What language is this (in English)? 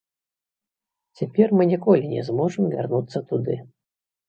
Belarusian